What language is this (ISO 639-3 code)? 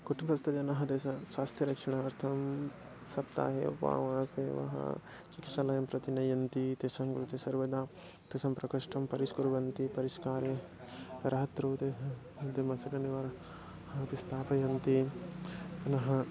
san